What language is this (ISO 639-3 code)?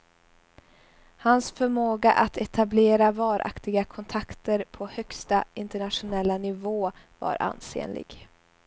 swe